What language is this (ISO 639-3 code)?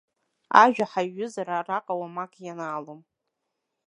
abk